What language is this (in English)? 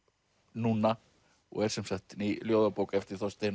Icelandic